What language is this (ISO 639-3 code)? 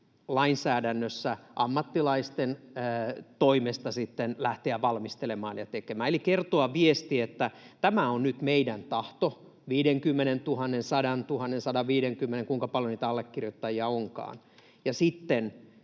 fin